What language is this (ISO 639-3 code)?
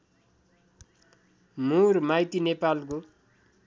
nep